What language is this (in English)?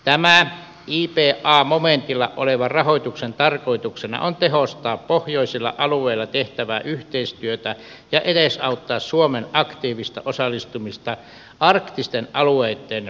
Finnish